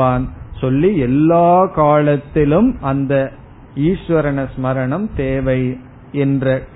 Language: Tamil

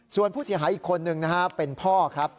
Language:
Thai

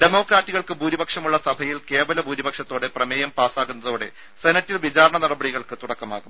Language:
Malayalam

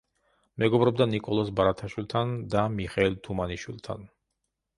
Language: Georgian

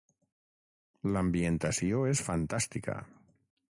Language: Catalan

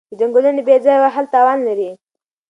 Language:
Pashto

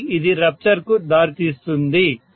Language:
Telugu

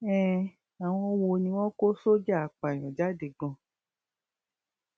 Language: Yoruba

